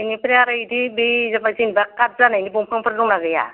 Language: Bodo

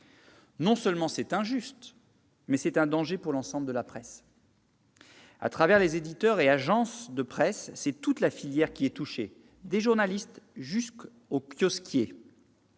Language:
French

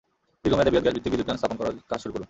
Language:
Bangla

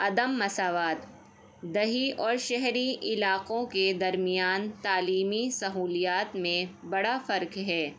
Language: Urdu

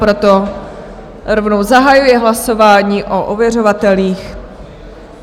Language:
Czech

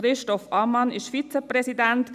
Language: Swiss German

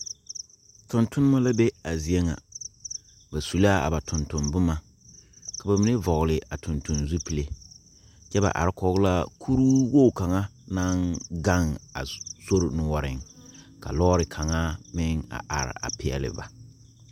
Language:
Southern Dagaare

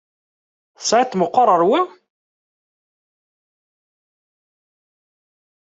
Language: Kabyle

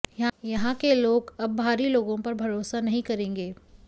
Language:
Hindi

